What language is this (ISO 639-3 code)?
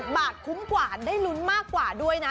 tha